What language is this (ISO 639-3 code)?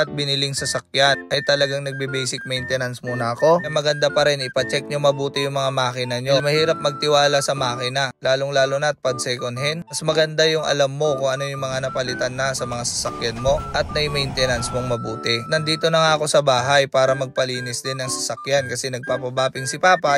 fil